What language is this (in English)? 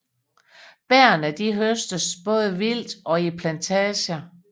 Danish